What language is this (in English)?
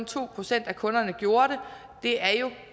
Danish